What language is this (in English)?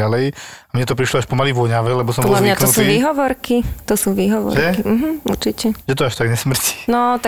Slovak